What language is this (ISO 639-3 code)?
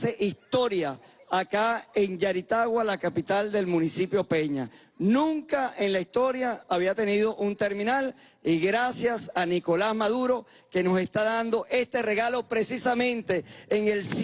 spa